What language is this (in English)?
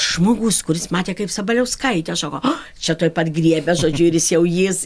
Lithuanian